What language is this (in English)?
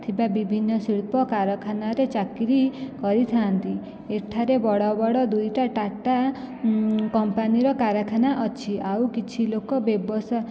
Odia